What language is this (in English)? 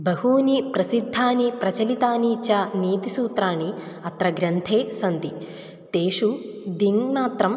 Sanskrit